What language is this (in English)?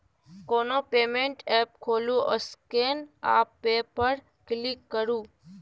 Maithili